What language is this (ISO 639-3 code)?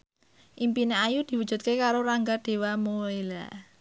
jav